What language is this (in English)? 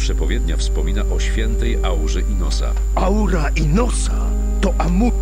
Polish